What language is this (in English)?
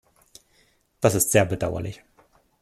German